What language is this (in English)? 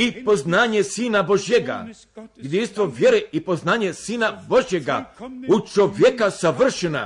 Croatian